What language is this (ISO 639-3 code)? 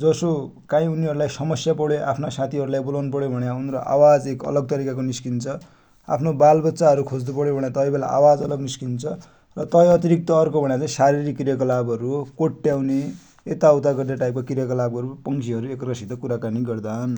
dty